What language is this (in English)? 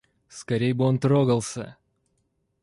Russian